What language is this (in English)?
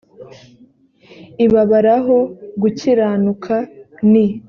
Kinyarwanda